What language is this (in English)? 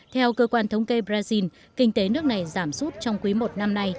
Vietnamese